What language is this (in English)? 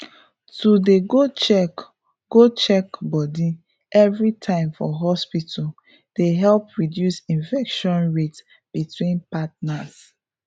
Nigerian Pidgin